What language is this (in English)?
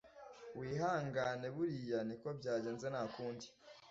Kinyarwanda